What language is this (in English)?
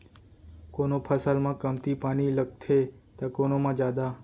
Chhattisgarhi